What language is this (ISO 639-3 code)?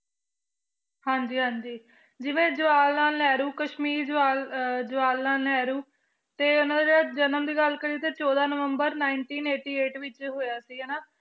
pan